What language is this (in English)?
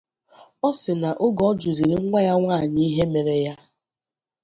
Igbo